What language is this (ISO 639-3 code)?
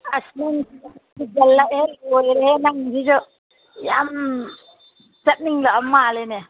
mni